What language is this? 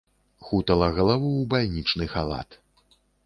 Belarusian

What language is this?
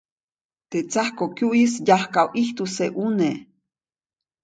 Copainalá Zoque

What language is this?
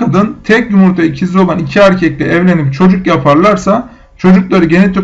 Turkish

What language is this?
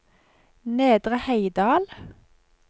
Norwegian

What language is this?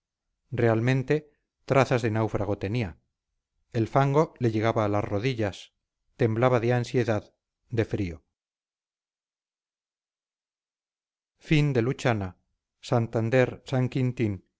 Spanish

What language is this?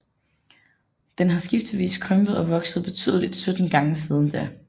Danish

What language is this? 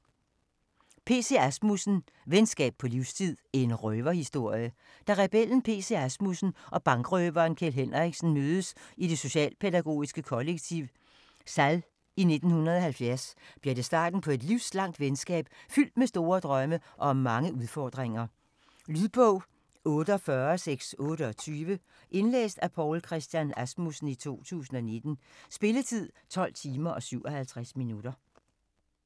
Danish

